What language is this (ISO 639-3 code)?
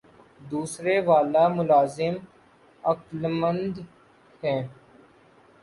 urd